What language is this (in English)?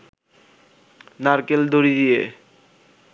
Bangla